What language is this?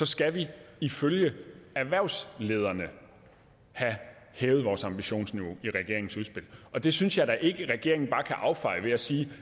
Danish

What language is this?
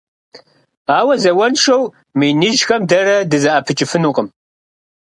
Kabardian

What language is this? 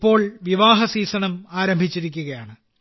Malayalam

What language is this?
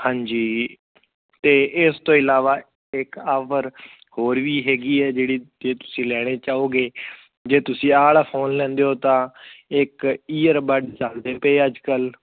Punjabi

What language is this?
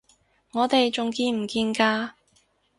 Cantonese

